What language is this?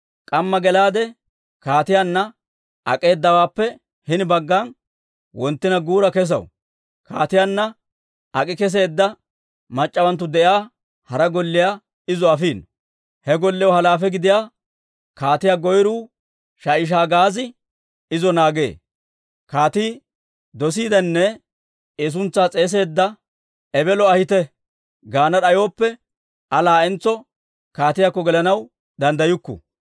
Dawro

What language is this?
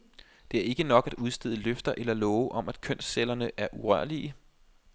Danish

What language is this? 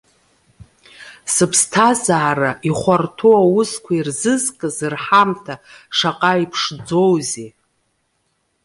Abkhazian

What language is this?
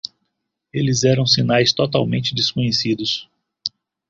Portuguese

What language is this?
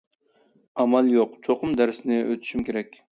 Uyghur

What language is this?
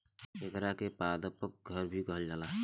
Bhojpuri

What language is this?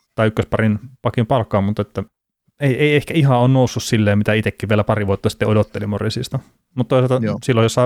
Finnish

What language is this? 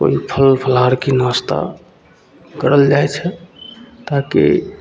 Maithili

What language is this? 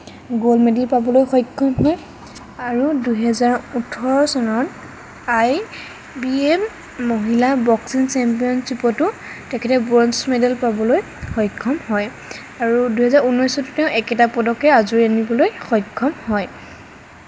Assamese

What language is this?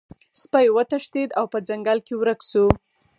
Pashto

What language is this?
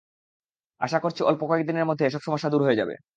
Bangla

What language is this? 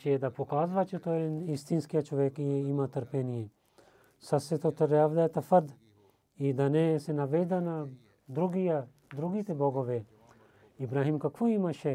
Bulgarian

